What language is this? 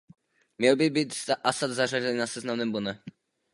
Czech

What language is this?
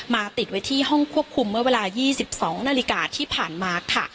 Thai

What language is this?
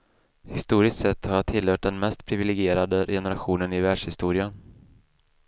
Swedish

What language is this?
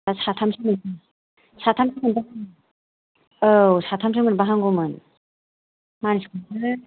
Bodo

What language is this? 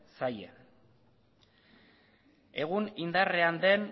Basque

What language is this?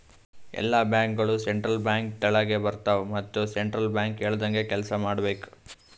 Kannada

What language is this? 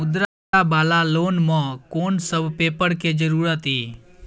Maithili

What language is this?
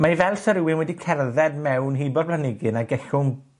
Welsh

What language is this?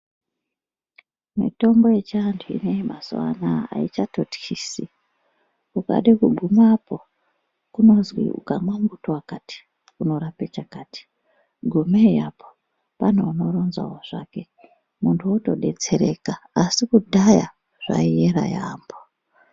Ndau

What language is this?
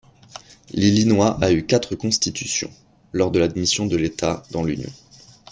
French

